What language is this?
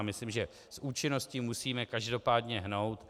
Czech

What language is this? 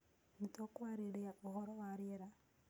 Kikuyu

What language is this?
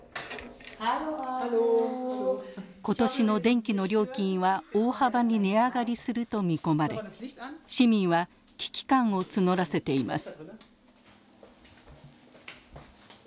Japanese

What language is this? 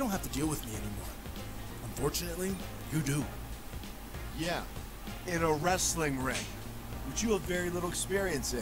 Italian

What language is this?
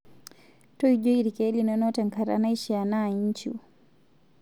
Masai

